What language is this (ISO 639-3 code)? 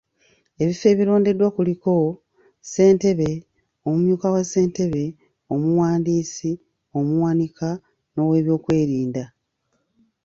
lug